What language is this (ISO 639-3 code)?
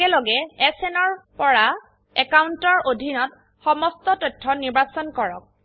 asm